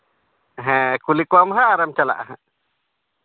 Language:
Santali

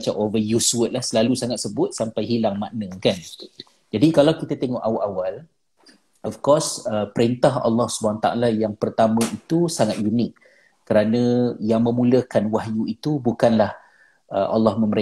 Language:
Malay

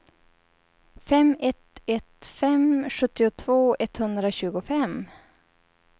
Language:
Swedish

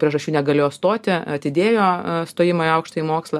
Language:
Lithuanian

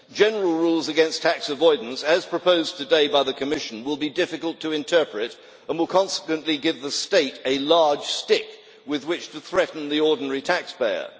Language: English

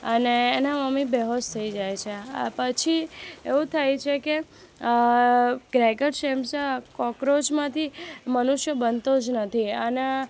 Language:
Gujarati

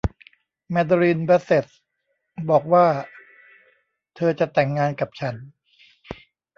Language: Thai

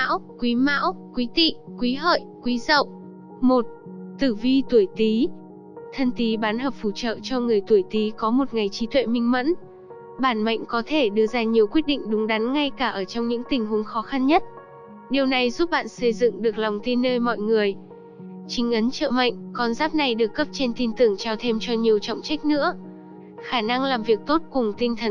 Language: Vietnamese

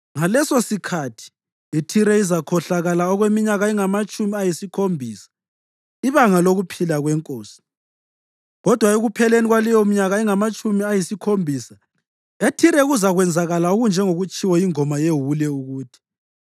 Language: North Ndebele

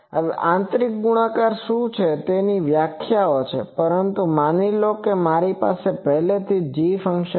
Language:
Gujarati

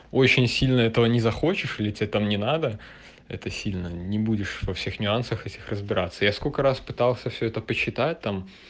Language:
Russian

